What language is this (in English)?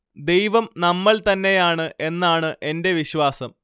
Malayalam